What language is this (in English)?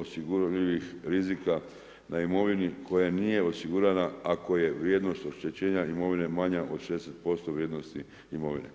Croatian